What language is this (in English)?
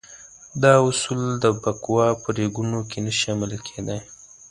Pashto